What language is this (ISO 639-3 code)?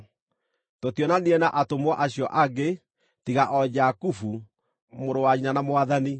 kik